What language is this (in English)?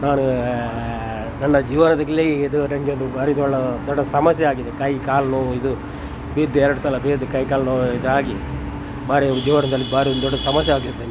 Kannada